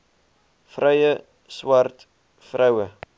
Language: Afrikaans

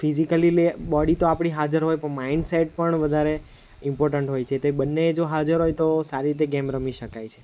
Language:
Gujarati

